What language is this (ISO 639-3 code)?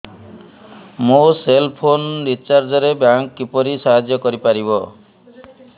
ori